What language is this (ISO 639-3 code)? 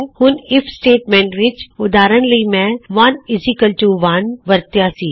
pan